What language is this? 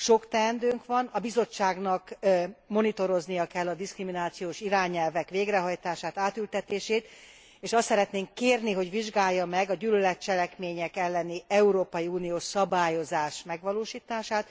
Hungarian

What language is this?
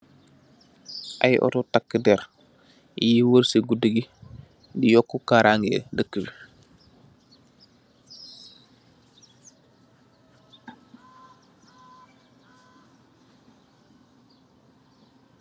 Wolof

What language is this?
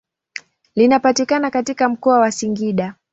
Swahili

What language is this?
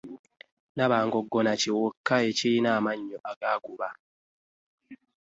Ganda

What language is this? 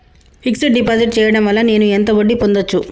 Telugu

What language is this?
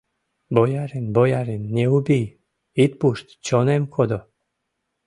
Mari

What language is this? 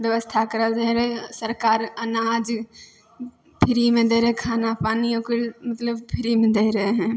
Maithili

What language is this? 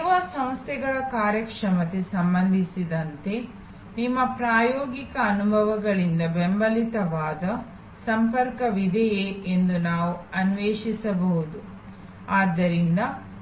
Kannada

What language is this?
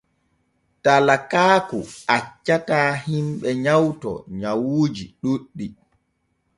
Borgu Fulfulde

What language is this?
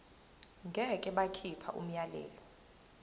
Zulu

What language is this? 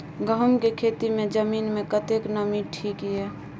Maithili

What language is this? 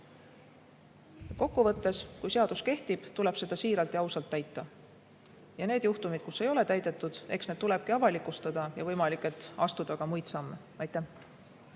Estonian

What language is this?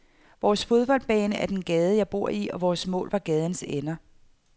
Danish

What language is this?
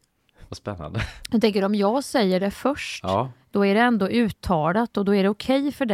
Swedish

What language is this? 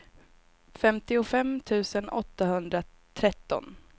Swedish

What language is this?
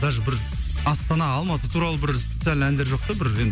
Kazakh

